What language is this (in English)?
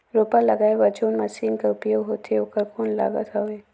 Chhattisgarhi